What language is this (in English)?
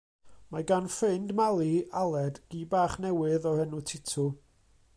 Welsh